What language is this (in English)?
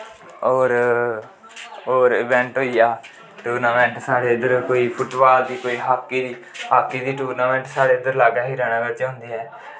Dogri